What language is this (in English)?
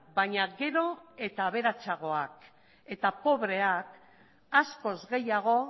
Basque